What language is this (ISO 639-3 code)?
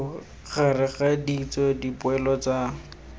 tsn